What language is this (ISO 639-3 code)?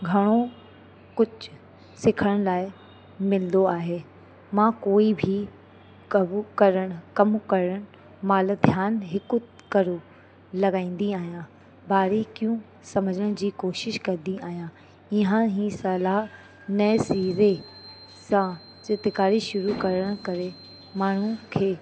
snd